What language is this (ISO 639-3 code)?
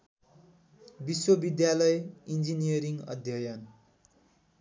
nep